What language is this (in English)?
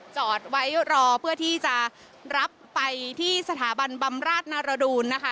Thai